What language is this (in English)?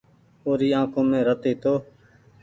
Goaria